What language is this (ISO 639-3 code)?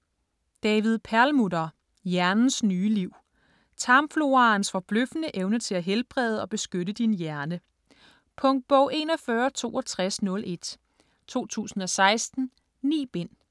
dan